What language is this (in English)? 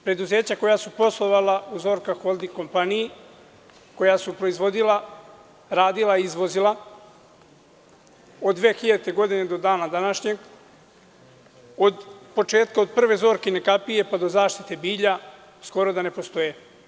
Serbian